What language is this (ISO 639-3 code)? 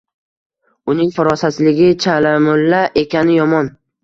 uzb